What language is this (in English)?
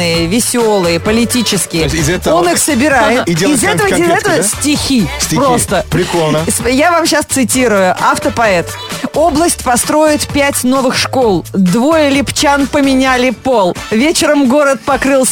Russian